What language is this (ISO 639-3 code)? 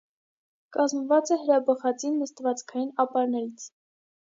hye